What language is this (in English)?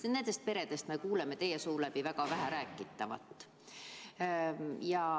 Estonian